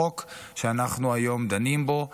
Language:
Hebrew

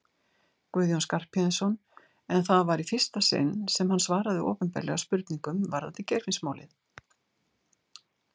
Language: Icelandic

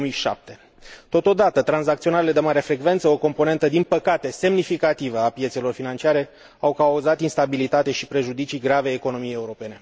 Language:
Romanian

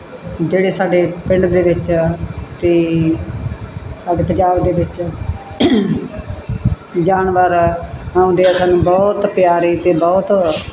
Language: Punjabi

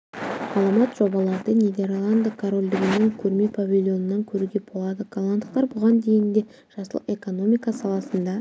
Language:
Kazakh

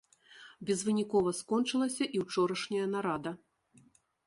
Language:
Belarusian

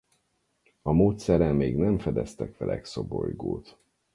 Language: Hungarian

